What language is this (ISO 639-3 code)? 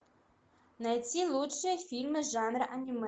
rus